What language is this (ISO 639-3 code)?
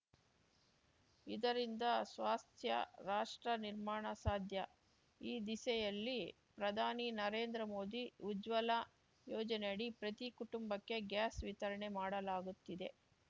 kan